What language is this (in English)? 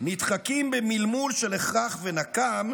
Hebrew